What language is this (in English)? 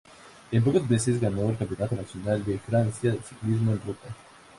Spanish